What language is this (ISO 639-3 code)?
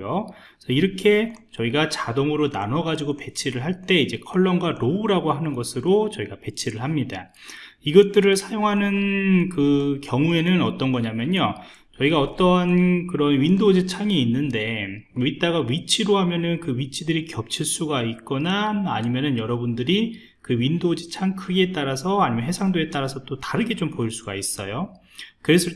kor